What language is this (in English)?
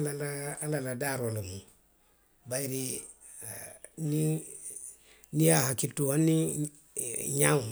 Western Maninkakan